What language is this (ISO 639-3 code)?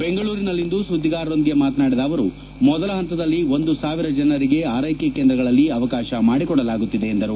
kan